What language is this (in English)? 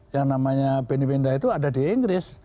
Indonesian